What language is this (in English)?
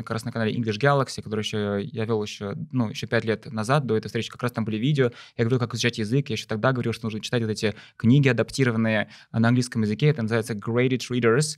Russian